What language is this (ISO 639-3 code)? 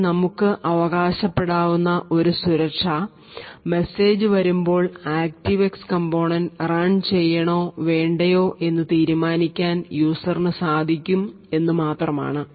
mal